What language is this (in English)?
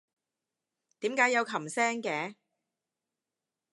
Cantonese